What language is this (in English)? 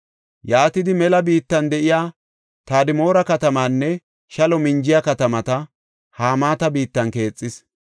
Gofa